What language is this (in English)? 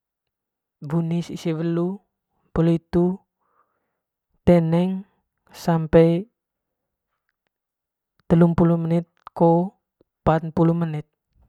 Manggarai